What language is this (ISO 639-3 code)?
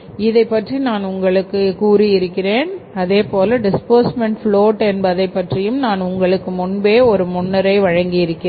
tam